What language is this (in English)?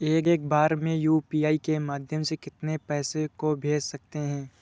Hindi